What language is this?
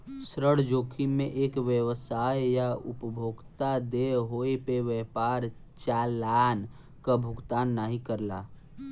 Bhojpuri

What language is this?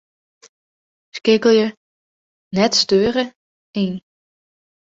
Western Frisian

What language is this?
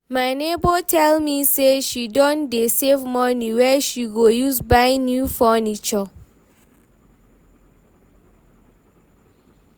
Nigerian Pidgin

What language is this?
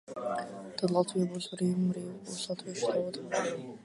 Latvian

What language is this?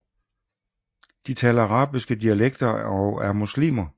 Danish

